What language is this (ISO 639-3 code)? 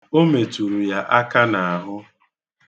ibo